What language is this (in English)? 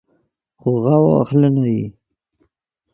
Yidgha